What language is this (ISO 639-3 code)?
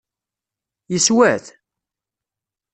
kab